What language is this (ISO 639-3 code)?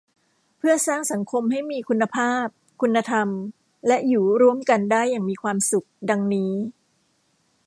tha